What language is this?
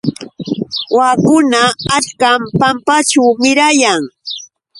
Yauyos Quechua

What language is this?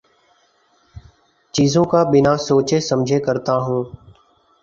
Urdu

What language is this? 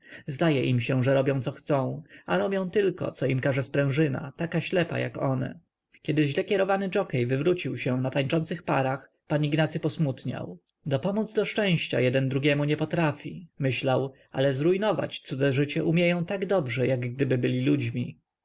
Polish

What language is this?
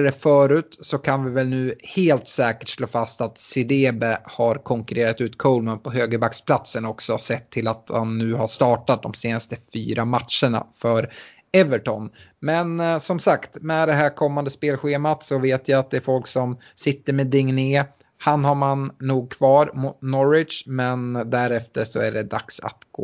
Swedish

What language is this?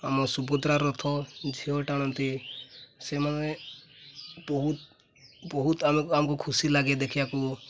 Odia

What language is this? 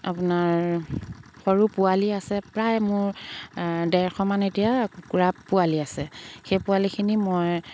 Assamese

